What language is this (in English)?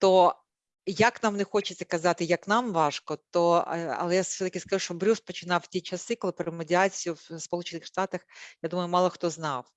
Ukrainian